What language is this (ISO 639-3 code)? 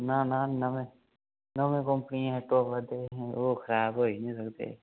doi